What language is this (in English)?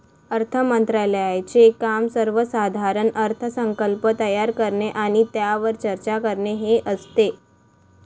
Marathi